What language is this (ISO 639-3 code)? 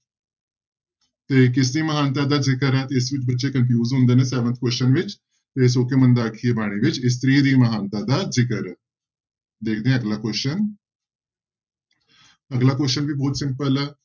pan